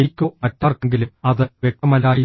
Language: Malayalam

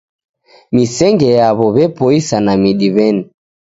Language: Taita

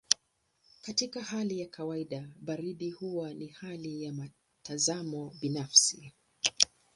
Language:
Swahili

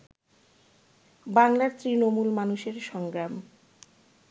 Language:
Bangla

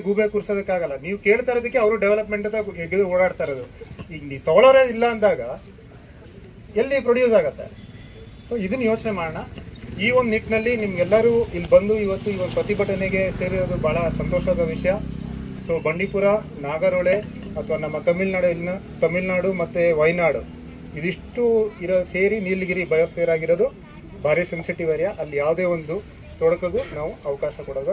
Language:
Arabic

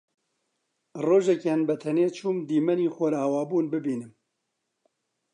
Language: Central Kurdish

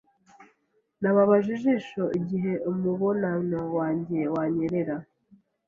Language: Kinyarwanda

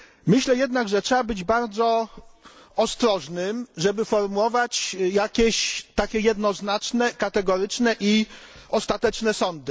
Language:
Polish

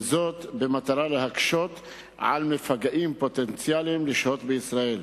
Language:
Hebrew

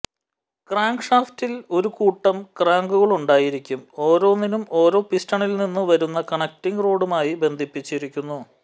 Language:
Malayalam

